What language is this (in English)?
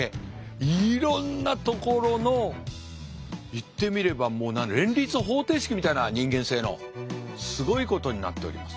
Japanese